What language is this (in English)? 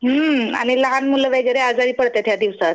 Marathi